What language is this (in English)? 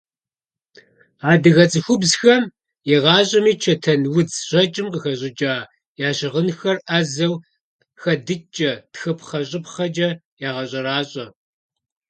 Kabardian